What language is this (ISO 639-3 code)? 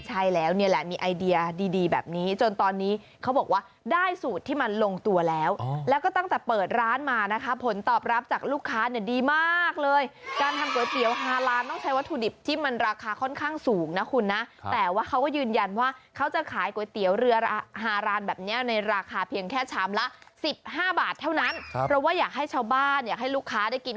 tha